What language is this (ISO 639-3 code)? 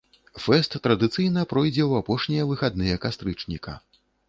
bel